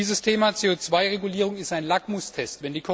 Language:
German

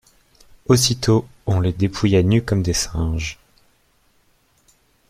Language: French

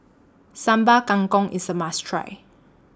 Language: English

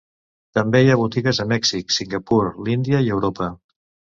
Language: Catalan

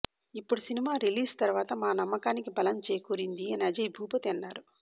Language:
Telugu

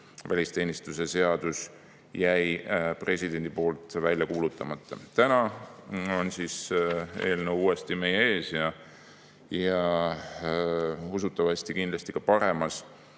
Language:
Estonian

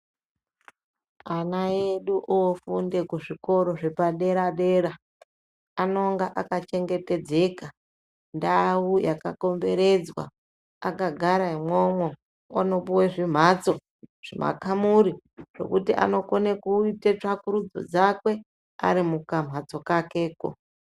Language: Ndau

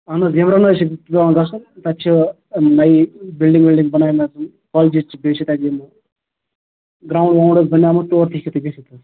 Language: Kashmiri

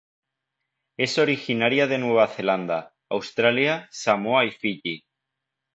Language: Spanish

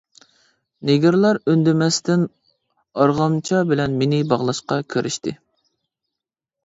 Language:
Uyghur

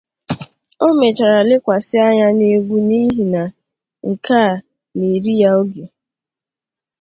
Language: Igbo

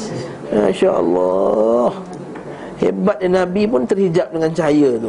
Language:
Malay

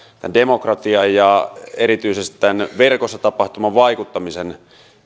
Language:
Finnish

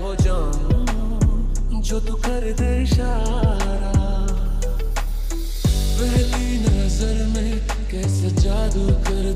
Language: Arabic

